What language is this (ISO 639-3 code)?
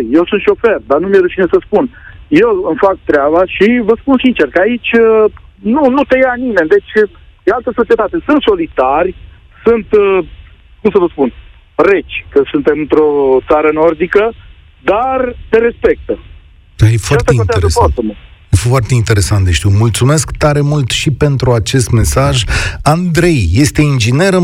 ron